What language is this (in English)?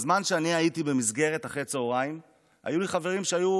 Hebrew